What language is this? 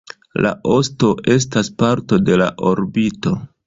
Esperanto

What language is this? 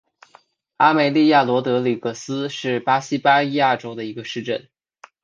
Chinese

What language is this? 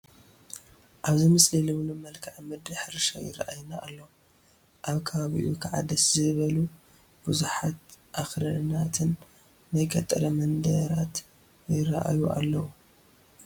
Tigrinya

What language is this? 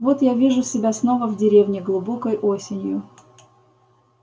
Russian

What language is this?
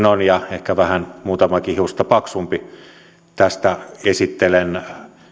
Finnish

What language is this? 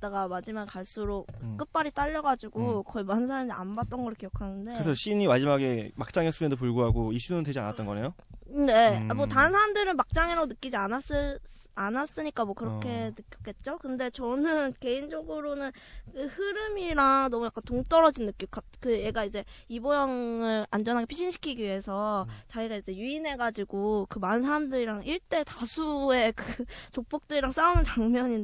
Korean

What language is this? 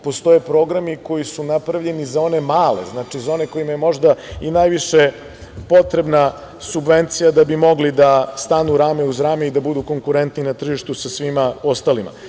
Serbian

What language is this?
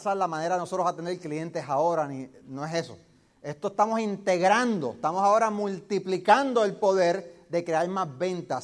Spanish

